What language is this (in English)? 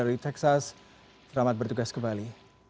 Indonesian